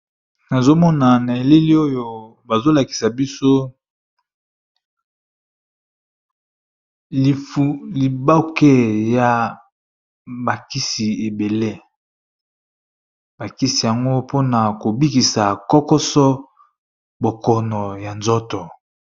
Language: Lingala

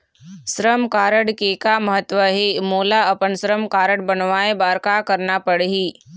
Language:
Chhattisgarhi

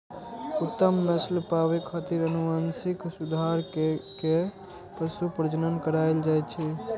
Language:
Maithili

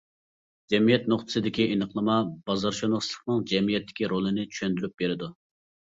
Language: Uyghur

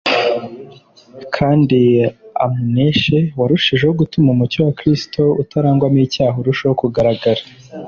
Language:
Kinyarwanda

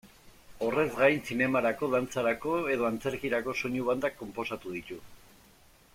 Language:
Basque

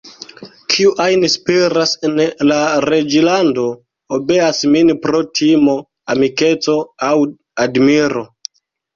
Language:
Esperanto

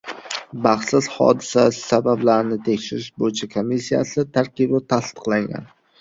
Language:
Uzbek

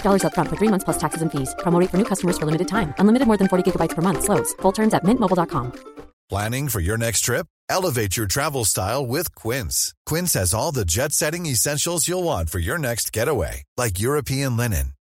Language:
Filipino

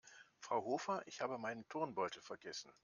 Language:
German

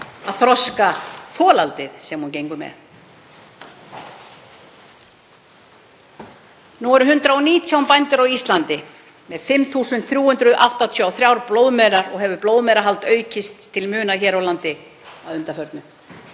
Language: Icelandic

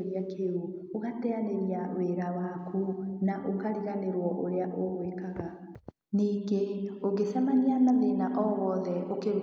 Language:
Kikuyu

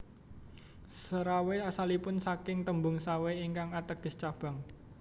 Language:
Javanese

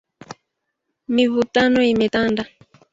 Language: Swahili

